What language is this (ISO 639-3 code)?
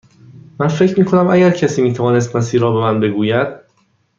fas